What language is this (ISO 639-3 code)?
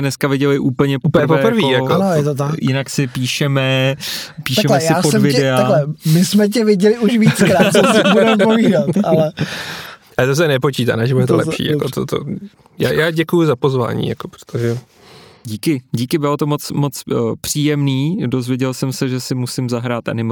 ces